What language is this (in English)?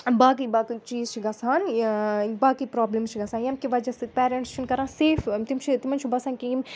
Kashmiri